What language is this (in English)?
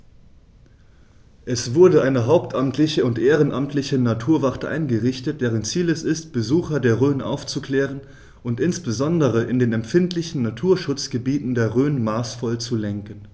German